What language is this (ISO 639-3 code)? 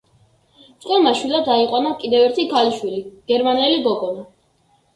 kat